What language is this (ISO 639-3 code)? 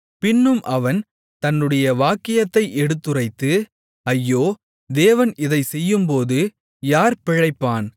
tam